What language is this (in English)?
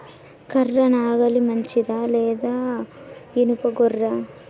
Telugu